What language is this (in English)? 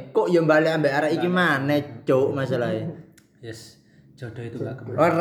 Indonesian